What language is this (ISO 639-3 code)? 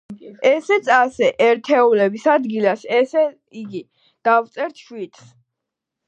kat